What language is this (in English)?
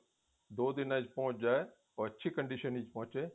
Punjabi